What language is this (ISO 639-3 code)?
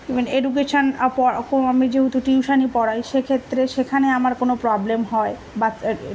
ben